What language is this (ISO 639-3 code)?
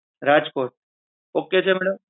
guj